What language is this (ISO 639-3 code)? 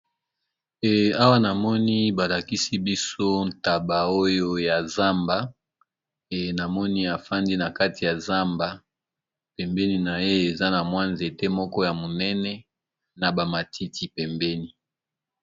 lin